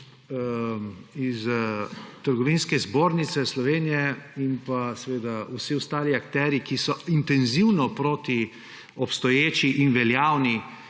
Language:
Slovenian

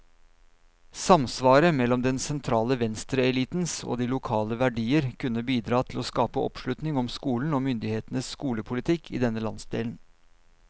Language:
Norwegian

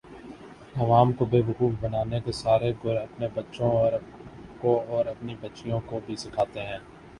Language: Urdu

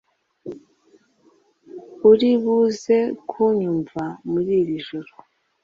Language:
Kinyarwanda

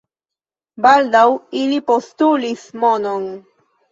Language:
Esperanto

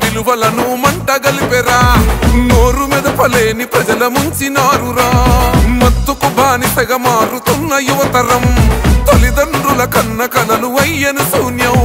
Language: Telugu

